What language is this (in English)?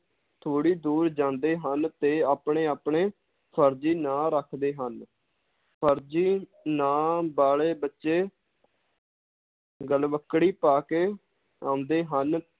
Punjabi